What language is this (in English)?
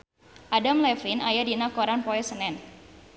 Sundanese